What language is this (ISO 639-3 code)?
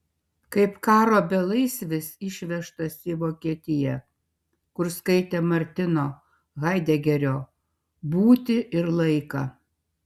lit